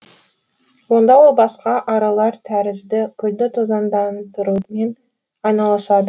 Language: Kazakh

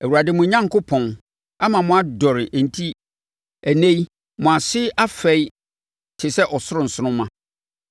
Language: Akan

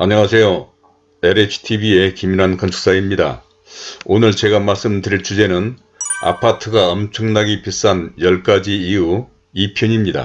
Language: Korean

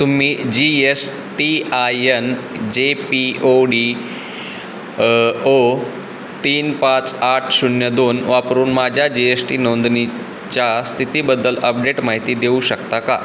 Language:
Marathi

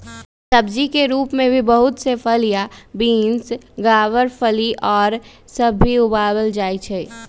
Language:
Magahi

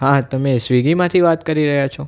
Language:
Gujarati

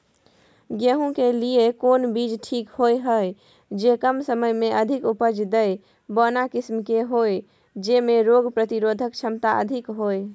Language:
Maithili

